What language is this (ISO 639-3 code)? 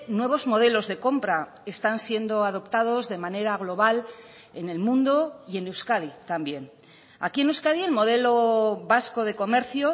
spa